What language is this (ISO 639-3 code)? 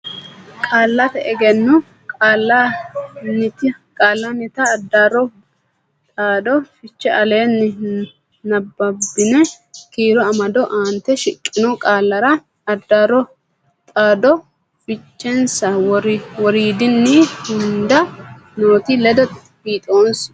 sid